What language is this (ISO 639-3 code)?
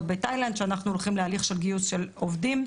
heb